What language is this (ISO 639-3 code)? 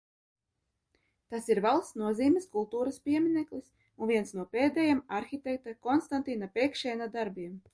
lav